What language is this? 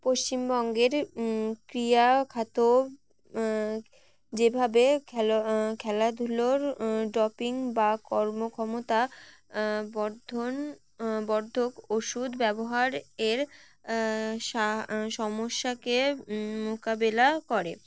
Bangla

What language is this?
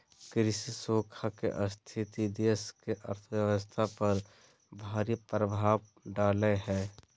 Magahi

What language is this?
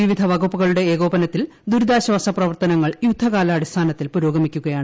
Malayalam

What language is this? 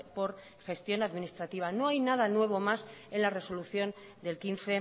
Spanish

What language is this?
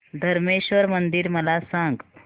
Marathi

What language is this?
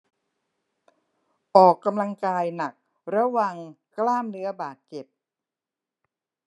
Thai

